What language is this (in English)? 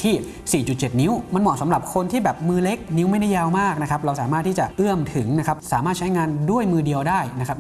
Thai